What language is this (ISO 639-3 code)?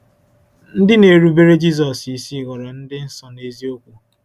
ibo